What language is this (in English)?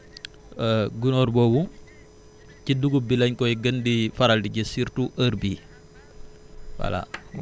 Wolof